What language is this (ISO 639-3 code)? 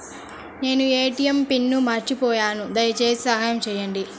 tel